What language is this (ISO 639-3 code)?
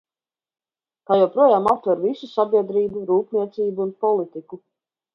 lav